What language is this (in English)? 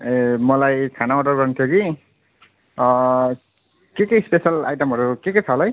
Nepali